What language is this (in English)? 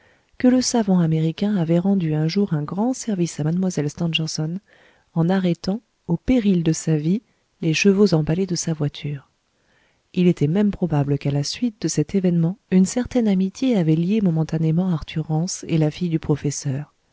French